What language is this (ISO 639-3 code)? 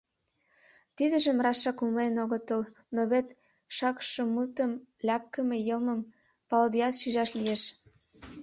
chm